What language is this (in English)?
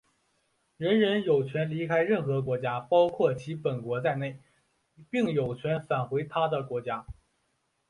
Chinese